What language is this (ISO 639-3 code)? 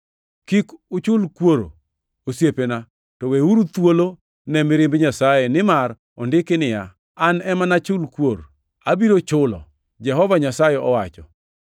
luo